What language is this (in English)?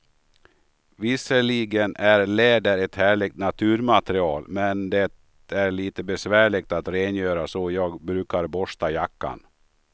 Swedish